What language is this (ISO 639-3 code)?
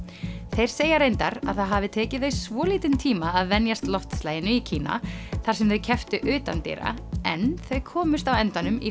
isl